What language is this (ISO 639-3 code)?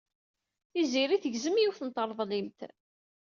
kab